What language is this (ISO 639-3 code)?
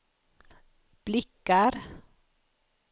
swe